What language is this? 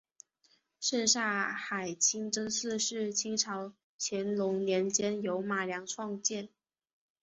Chinese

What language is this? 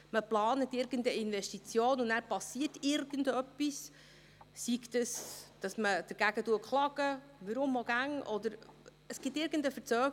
Swiss German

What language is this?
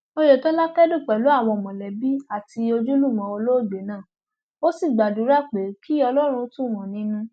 Yoruba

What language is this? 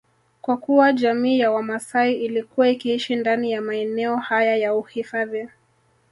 Swahili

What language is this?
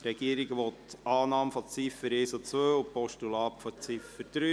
Swiss German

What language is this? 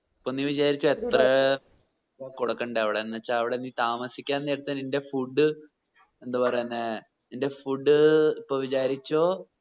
Malayalam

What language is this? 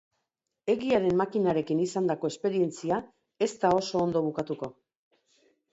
Basque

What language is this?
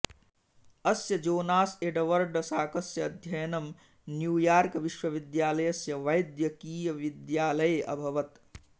Sanskrit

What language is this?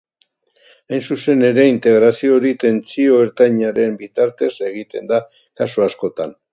Basque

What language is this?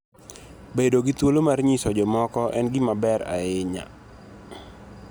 Luo (Kenya and Tanzania)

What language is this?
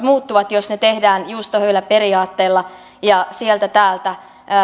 Finnish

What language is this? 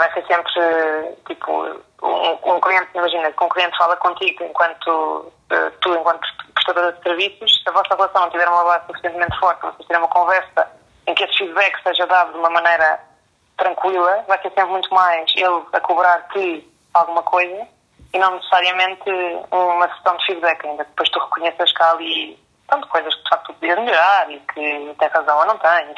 Portuguese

